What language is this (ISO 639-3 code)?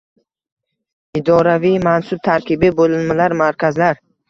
uzb